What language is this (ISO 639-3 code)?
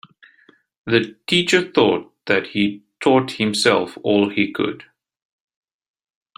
eng